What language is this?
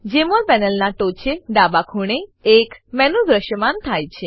Gujarati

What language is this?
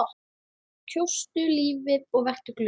Icelandic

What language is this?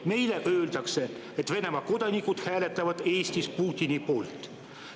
Estonian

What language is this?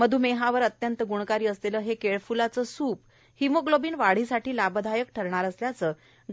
Marathi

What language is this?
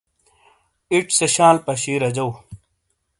Shina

